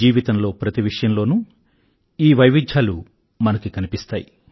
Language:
Telugu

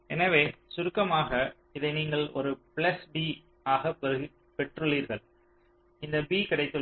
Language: Tamil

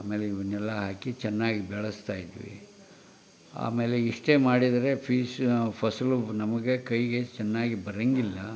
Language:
Kannada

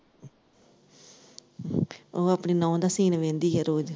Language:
Punjabi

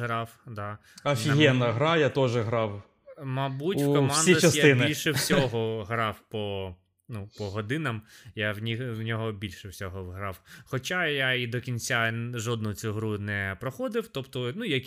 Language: Ukrainian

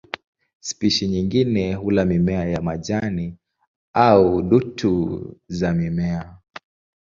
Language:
Swahili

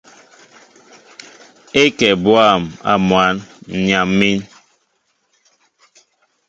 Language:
Mbo (Cameroon)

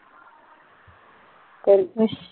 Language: Punjabi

